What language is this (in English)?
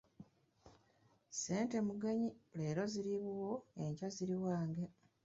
Ganda